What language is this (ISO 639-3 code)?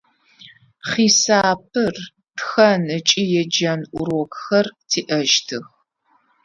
ady